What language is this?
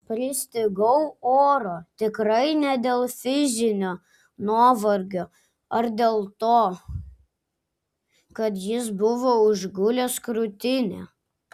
Lithuanian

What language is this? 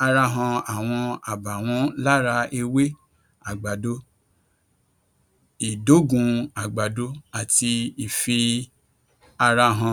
Yoruba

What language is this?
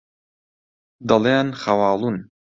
Central Kurdish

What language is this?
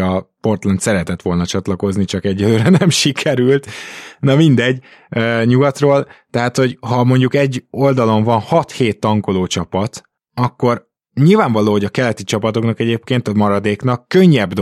Hungarian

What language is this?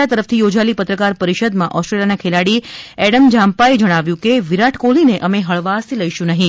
Gujarati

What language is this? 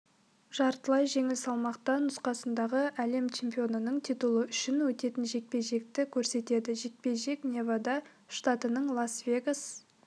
Kazakh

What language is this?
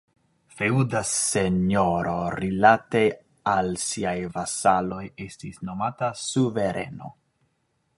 Esperanto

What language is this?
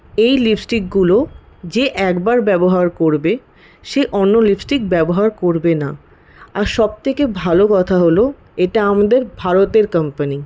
Bangla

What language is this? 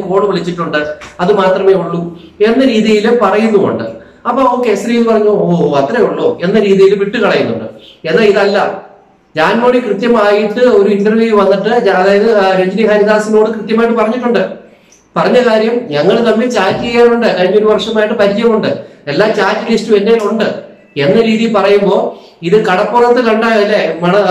Malayalam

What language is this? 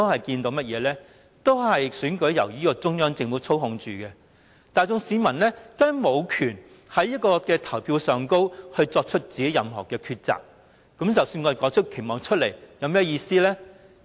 Cantonese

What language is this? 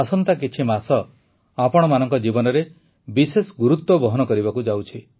Odia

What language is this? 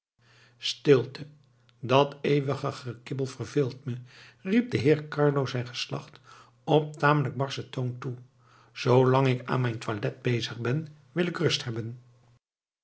Dutch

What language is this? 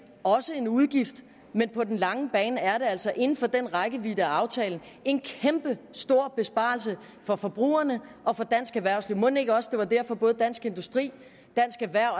Danish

